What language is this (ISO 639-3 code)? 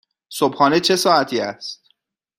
fas